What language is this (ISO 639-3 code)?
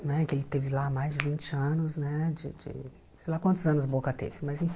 por